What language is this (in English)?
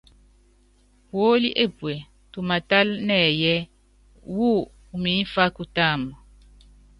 Yangben